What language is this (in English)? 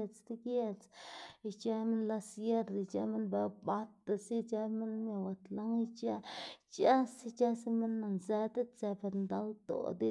Xanaguía Zapotec